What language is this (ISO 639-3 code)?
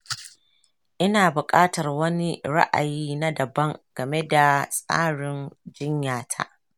hau